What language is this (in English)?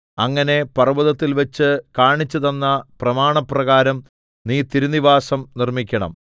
Malayalam